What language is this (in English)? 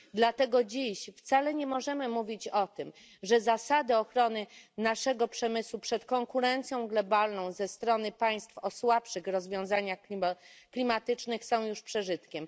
Polish